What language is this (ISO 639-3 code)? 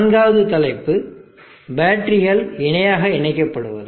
tam